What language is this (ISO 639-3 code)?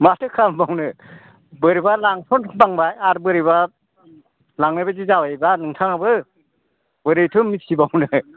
brx